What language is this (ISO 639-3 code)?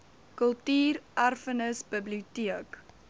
afr